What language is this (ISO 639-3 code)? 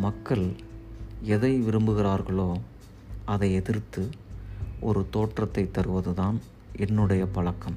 tam